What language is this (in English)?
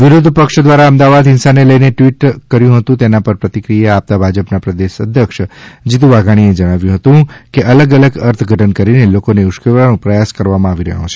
Gujarati